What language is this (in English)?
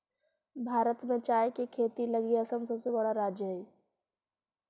Magahi